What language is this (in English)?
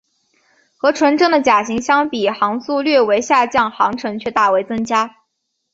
Chinese